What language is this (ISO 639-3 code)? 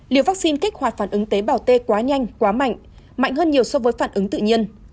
vie